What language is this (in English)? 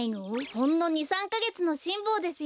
Japanese